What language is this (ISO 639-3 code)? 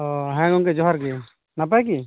sat